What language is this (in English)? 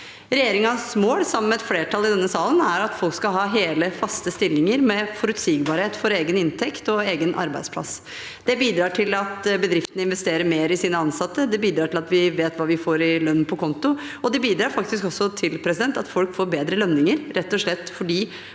Norwegian